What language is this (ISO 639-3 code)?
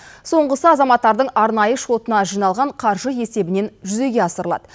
kaz